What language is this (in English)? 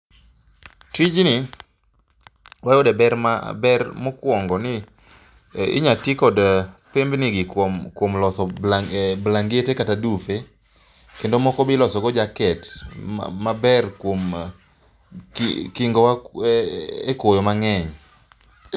Luo (Kenya and Tanzania)